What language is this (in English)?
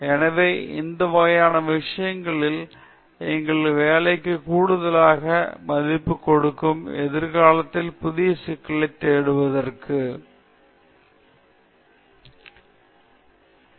Tamil